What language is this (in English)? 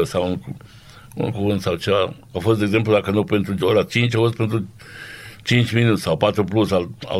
Romanian